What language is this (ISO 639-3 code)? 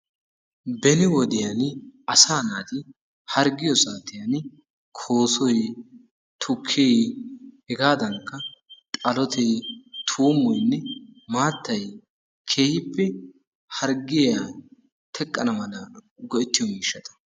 wal